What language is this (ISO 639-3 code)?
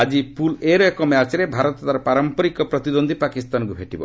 ori